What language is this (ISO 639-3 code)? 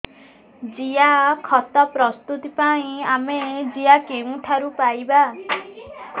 ori